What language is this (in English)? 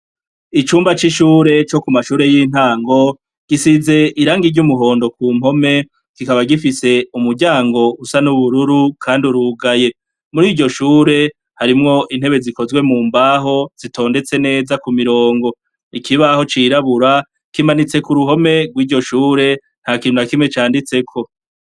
Rundi